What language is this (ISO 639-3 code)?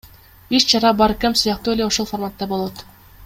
kir